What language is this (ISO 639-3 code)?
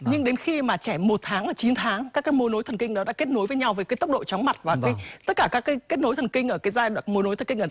vie